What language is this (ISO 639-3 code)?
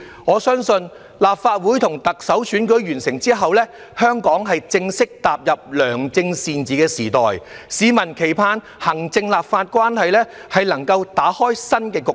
yue